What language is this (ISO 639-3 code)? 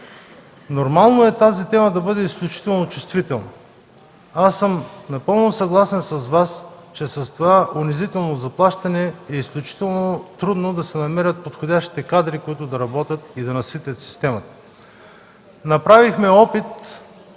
bul